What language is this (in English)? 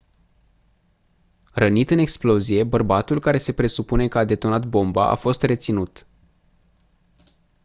Romanian